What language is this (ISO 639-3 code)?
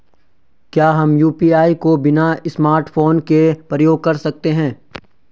hin